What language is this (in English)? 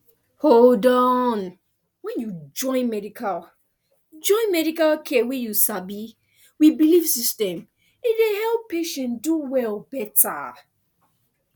Nigerian Pidgin